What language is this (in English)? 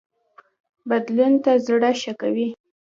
Pashto